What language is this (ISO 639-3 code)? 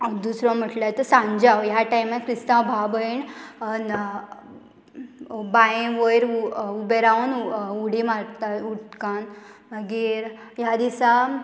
kok